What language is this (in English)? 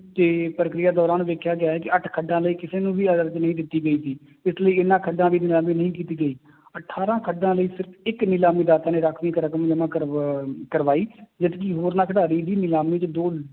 Punjabi